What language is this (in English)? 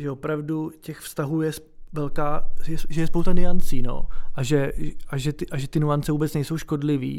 Czech